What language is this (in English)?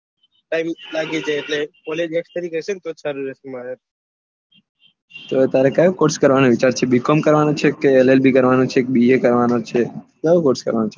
Gujarati